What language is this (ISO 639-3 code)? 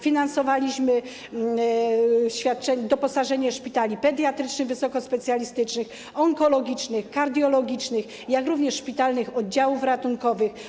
pol